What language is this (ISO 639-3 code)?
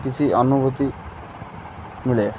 ori